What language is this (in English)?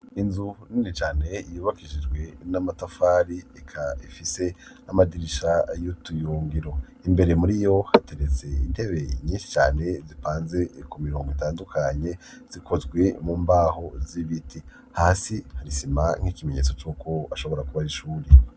Rundi